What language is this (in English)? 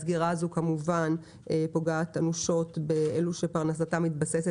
Hebrew